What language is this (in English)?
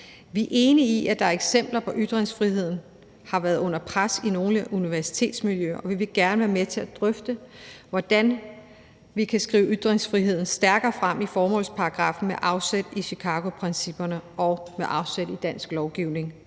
Danish